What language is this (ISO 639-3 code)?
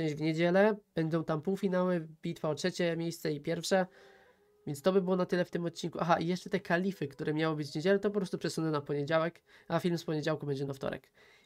pol